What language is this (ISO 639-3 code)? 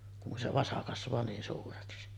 fin